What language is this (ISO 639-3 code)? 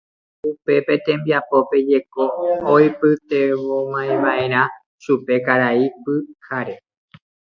grn